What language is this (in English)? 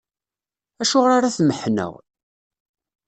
Kabyle